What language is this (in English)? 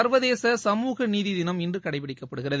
Tamil